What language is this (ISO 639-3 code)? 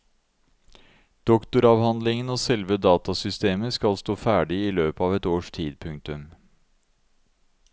nor